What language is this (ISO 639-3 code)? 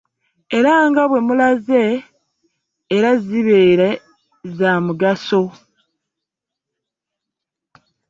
lug